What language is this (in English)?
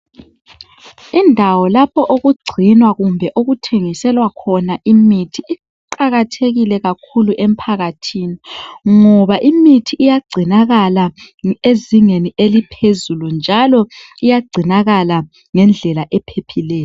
North Ndebele